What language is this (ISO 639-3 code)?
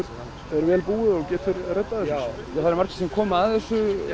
isl